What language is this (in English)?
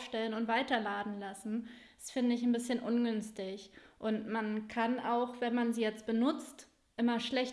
German